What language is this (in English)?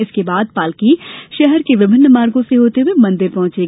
Hindi